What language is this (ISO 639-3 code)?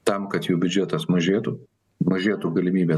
lit